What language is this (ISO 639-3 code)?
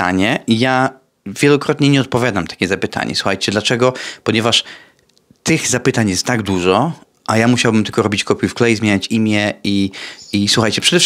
pol